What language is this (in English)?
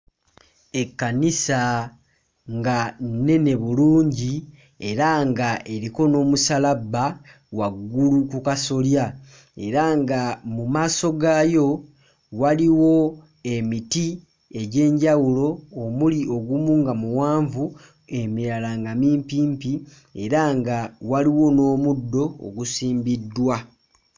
Ganda